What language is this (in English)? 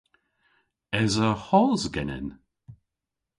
Cornish